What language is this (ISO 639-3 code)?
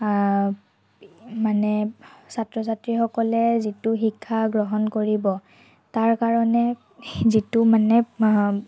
asm